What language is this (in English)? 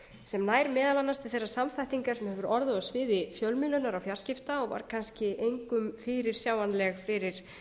Icelandic